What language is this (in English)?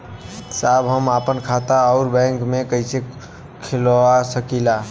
Bhojpuri